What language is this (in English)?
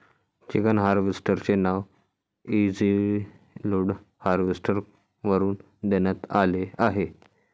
Marathi